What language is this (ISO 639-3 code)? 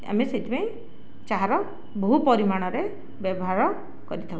ori